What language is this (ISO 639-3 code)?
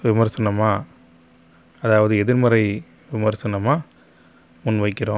tam